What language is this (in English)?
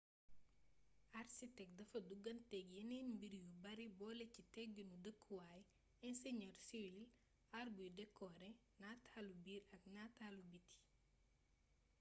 Wolof